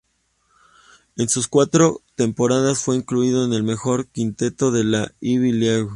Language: Spanish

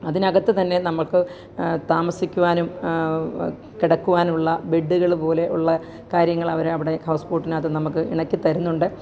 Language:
Malayalam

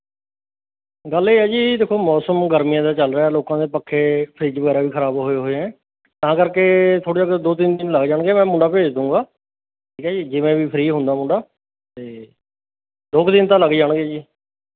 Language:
Punjabi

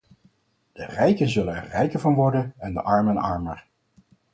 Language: Dutch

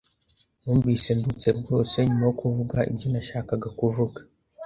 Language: Kinyarwanda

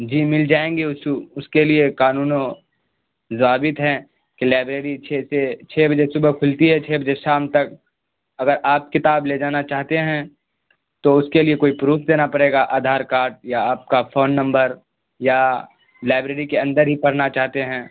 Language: Urdu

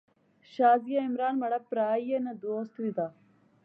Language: Pahari-Potwari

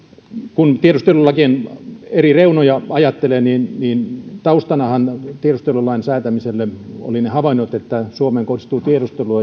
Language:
Finnish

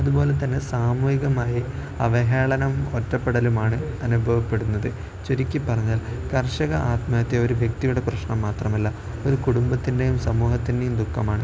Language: Malayalam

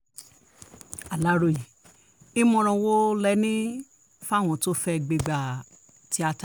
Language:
Yoruba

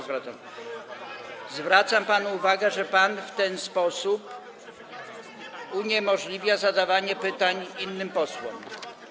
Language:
Polish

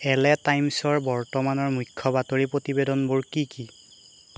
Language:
Assamese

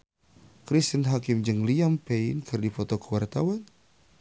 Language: Sundanese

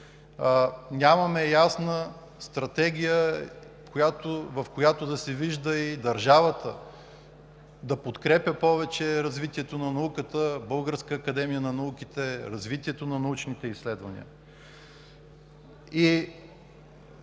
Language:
Bulgarian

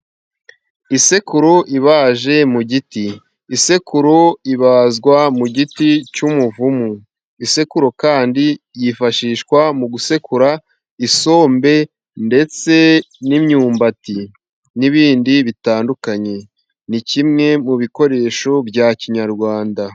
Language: Kinyarwanda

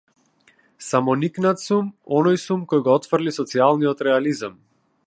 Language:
Macedonian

